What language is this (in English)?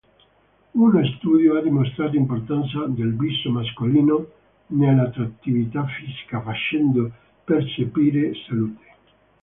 Italian